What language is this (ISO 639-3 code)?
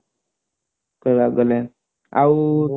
ori